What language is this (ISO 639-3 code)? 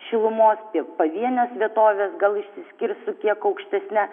lit